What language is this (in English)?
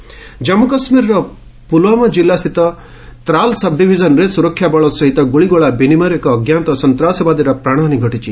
Odia